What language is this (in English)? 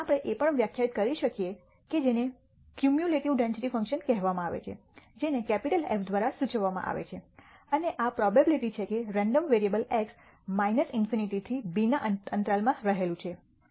Gujarati